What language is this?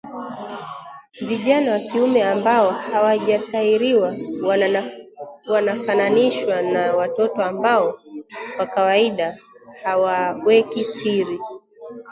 Swahili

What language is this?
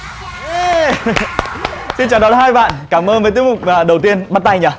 Vietnamese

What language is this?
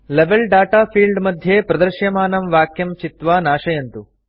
Sanskrit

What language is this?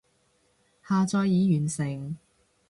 Cantonese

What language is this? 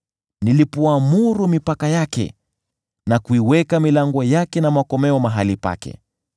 Swahili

